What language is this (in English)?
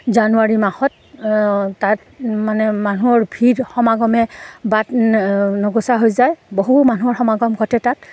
Assamese